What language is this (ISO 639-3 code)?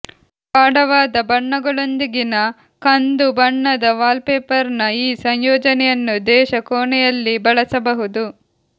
kan